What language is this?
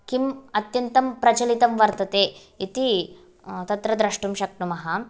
Sanskrit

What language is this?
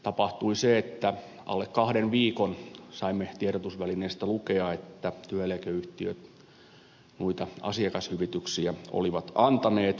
Finnish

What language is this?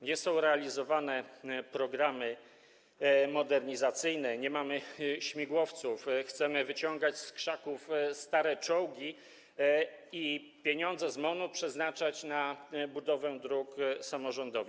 Polish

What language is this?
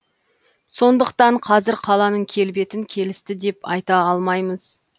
Kazakh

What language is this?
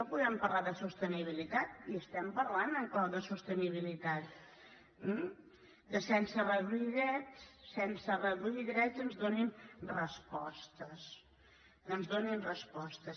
Catalan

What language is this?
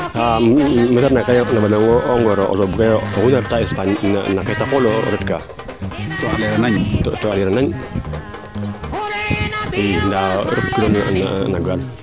Serer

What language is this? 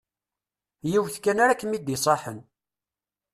Kabyle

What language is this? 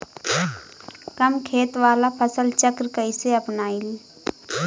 Bhojpuri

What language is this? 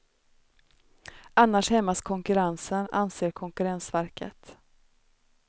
Swedish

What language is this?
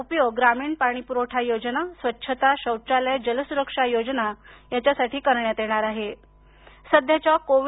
Marathi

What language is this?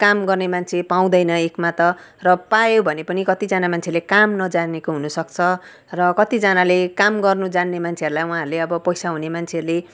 Nepali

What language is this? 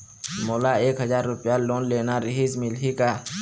Chhattisgarhi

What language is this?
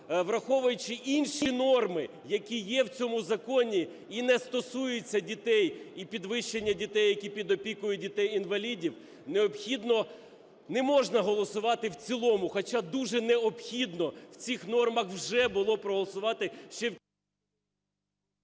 Ukrainian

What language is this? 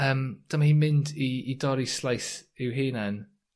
Welsh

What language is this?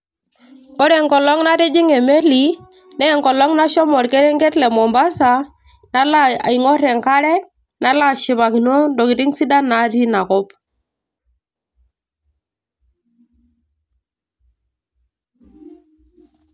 Masai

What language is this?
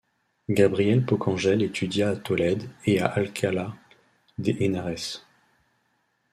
French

